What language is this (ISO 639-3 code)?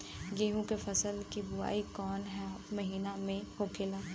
bho